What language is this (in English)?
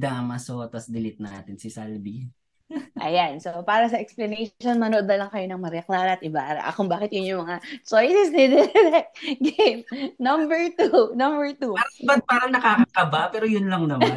Filipino